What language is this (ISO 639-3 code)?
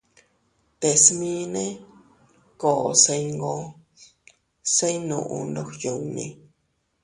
cut